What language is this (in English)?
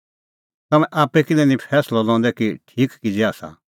Kullu Pahari